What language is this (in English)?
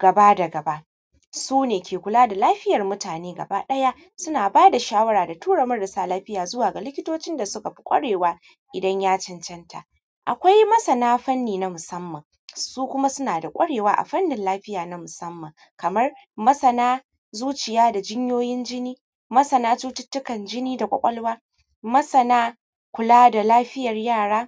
Hausa